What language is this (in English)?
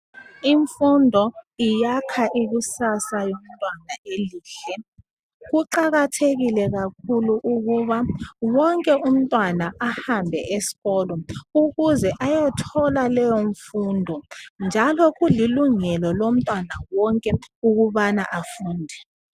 North Ndebele